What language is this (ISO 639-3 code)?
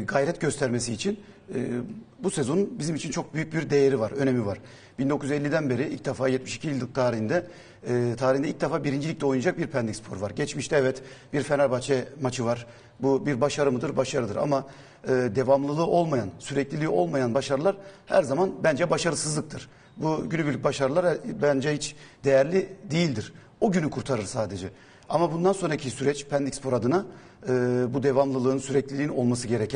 tur